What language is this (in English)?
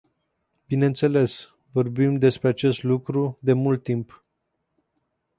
Romanian